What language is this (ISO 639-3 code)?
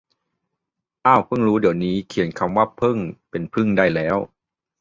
tha